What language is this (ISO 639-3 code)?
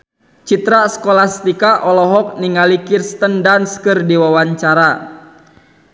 sun